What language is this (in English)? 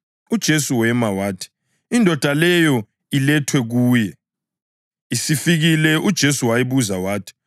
North Ndebele